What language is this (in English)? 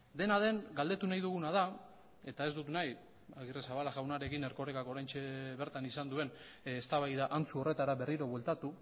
Basque